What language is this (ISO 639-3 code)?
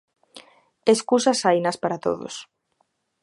glg